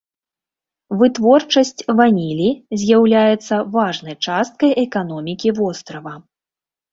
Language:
Belarusian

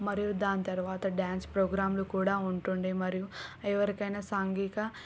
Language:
Telugu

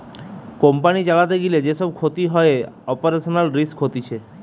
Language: Bangla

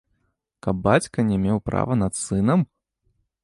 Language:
Belarusian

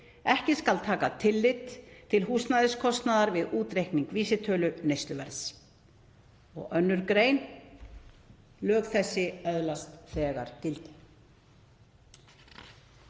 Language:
Icelandic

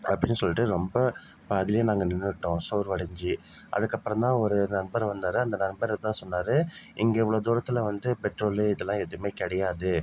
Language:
Tamil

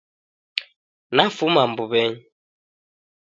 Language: Taita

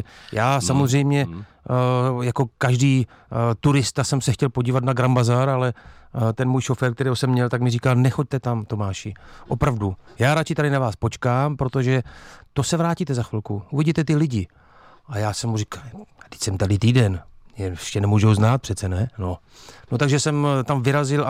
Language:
Czech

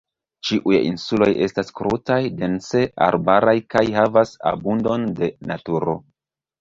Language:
Esperanto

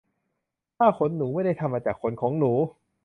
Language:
Thai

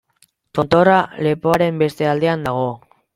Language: Basque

